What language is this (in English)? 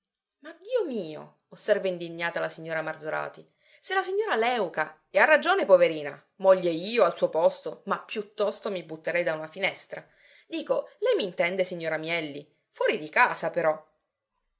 Italian